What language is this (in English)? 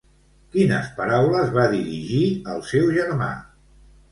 Catalan